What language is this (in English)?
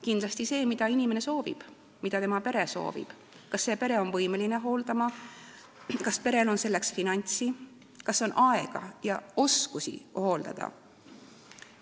Estonian